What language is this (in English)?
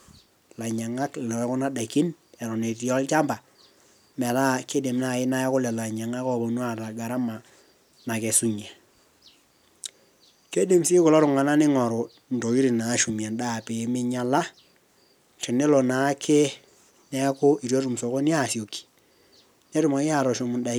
Masai